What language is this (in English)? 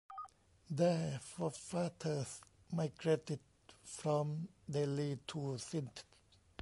English